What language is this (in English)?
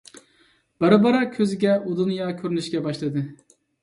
Uyghur